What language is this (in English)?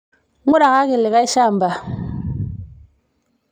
Masai